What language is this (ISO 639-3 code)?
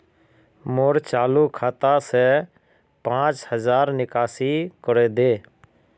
mag